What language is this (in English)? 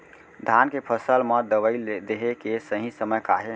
Chhattisgarhi